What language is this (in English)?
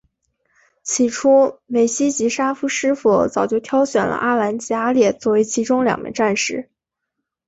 Chinese